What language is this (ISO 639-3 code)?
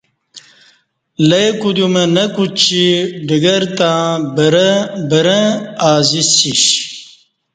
bsh